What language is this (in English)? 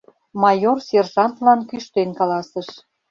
Mari